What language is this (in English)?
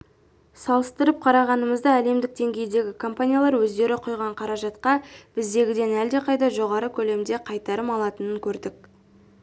Kazakh